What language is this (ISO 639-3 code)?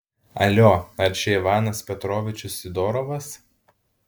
lit